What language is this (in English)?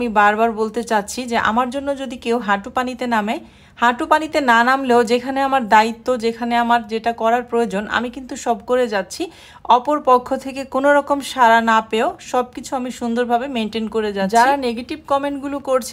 Bangla